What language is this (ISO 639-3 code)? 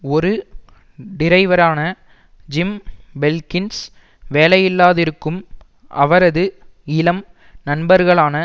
tam